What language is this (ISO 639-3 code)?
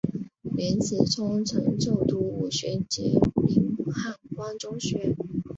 zho